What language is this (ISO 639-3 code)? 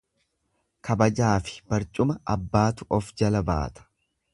orm